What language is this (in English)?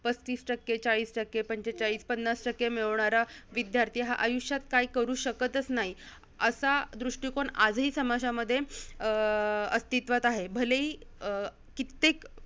Marathi